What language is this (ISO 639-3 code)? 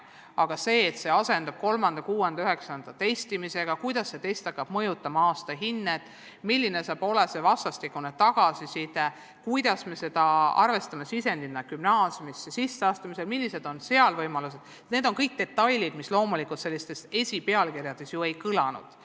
est